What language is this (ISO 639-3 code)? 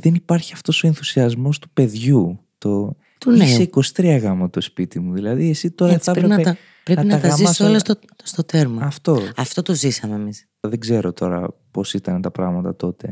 ell